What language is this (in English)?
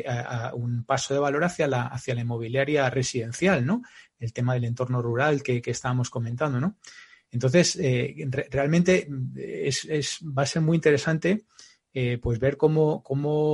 Spanish